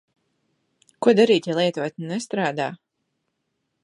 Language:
Latvian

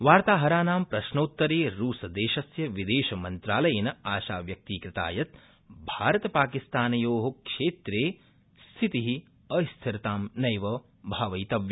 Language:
Sanskrit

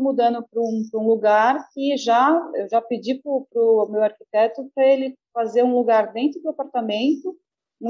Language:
Portuguese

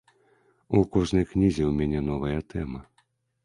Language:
Belarusian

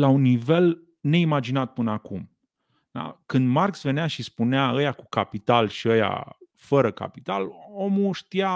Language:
Romanian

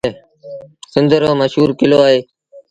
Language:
Sindhi Bhil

